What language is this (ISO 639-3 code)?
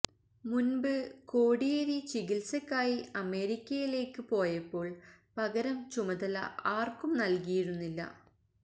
mal